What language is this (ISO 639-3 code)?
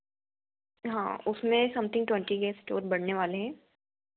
hin